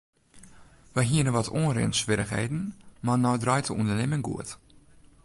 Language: Western Frisian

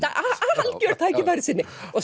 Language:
Icelandic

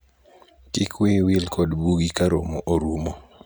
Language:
Luo (Kenya and Tanzania)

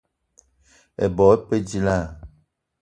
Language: Eton (Cameroon)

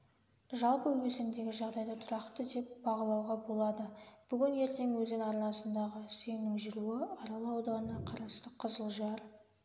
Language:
Kazakh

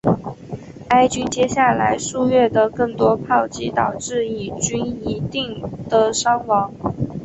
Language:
Chinese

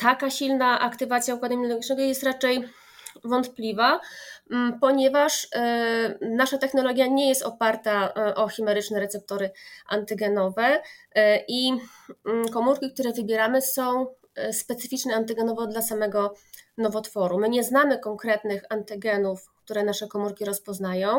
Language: Polish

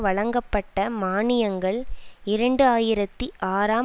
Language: Tamil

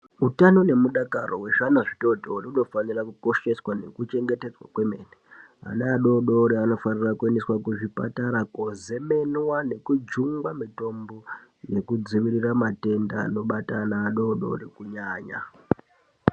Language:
Ndau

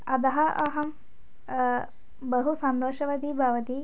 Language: Sanskrit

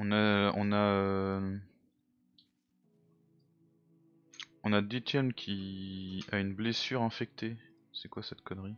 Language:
French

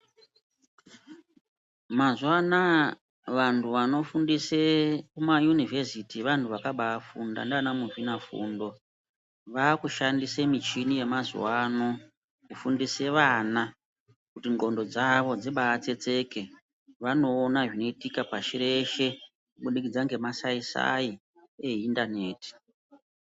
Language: Ndau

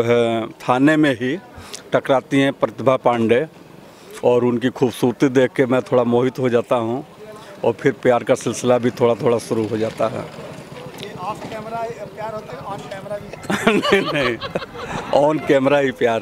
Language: Hindi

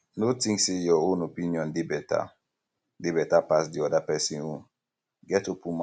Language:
Nigerian Pidgin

